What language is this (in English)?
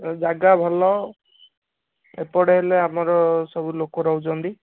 Odia